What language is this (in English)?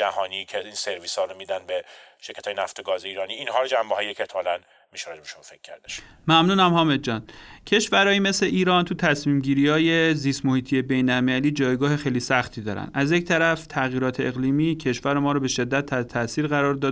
Persian